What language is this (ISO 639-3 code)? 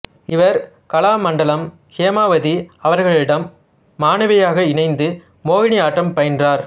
tam